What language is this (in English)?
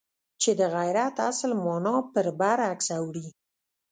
Pashto